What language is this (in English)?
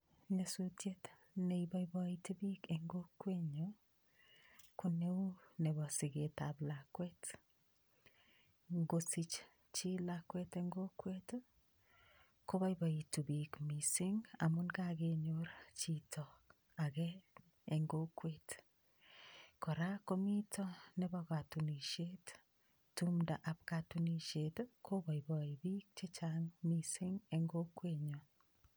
Kalenjin